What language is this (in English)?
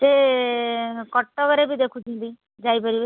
Odia